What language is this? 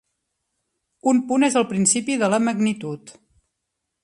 Catalan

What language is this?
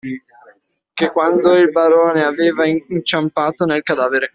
Italian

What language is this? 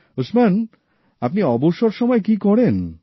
Bangla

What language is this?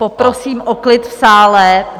Czech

